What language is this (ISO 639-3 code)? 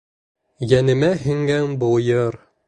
bak